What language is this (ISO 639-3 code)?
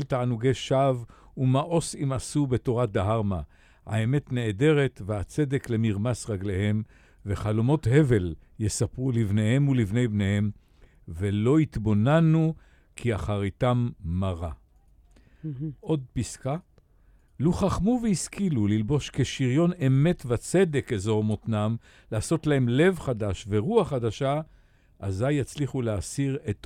heb